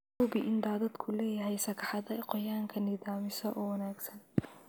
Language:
Somali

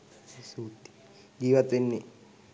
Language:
Sinhala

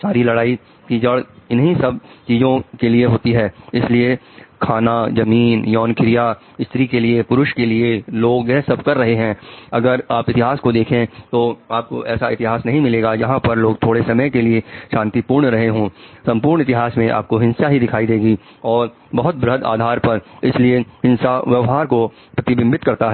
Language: Hindi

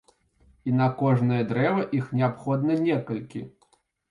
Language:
Belarusian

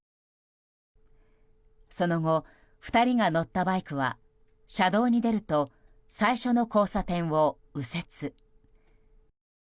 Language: Japanese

